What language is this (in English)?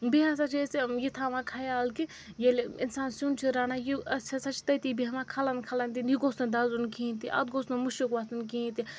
Kashmiri